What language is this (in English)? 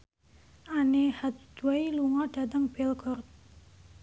Javanese